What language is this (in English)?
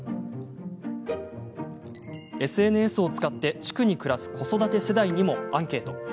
Japanese